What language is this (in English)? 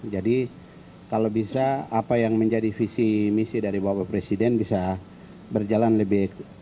Indonesian